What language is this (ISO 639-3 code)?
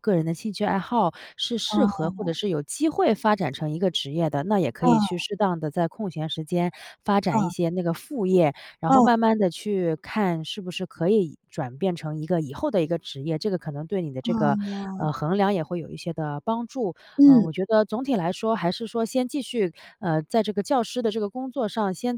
zho